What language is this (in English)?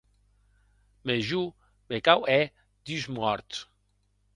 Occitan